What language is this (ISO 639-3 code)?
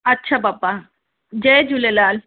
snd